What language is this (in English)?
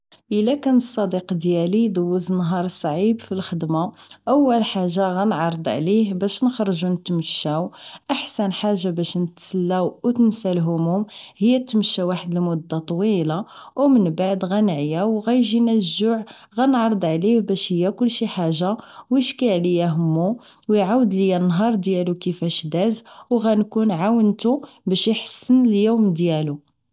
Moroccan Arabic